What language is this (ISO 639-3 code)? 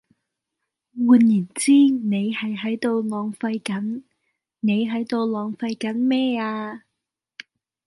yue